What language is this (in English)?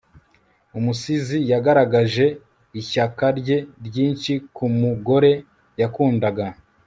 Kinyarwanda